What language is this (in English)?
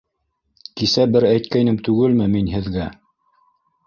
Bashkir